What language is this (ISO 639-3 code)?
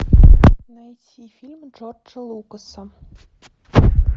rus